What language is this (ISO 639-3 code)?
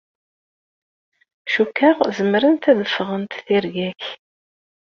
kab